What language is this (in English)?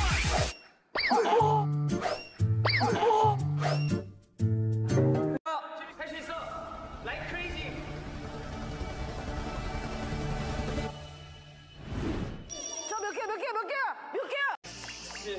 Korean